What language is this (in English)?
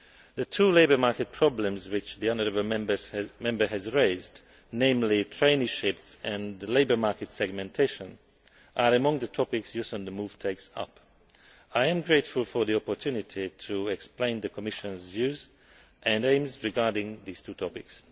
English